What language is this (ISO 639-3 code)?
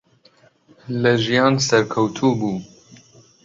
ckb